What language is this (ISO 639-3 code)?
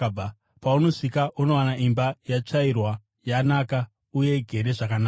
sna